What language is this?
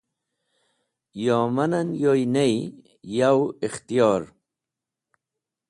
Wakhi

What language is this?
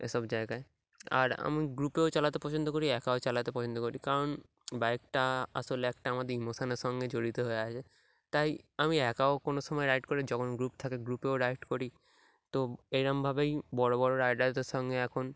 Bangla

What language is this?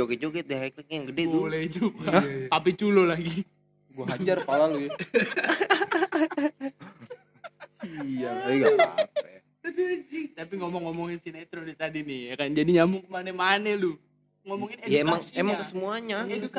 Indonesian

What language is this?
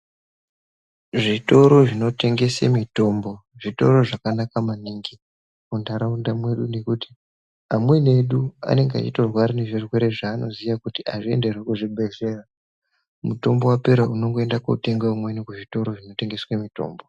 Ndau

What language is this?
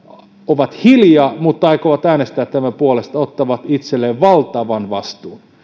Finnish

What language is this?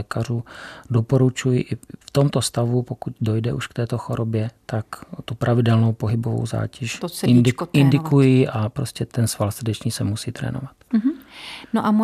Czech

